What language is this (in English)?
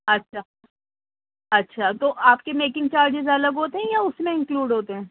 Urdu